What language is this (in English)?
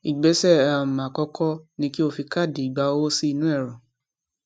Yoruba